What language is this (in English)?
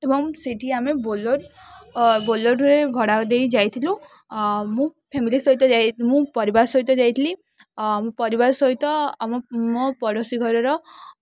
Odia